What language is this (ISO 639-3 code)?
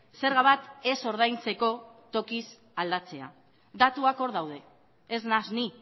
eus